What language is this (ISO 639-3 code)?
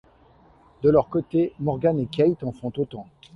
fra